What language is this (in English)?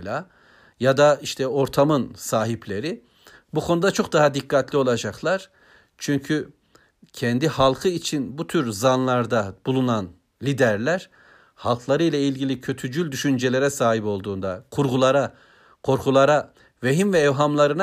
Turkish